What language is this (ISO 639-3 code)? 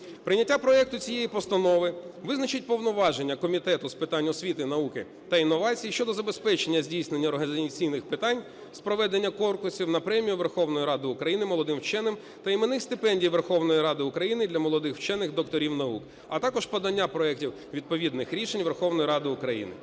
ukr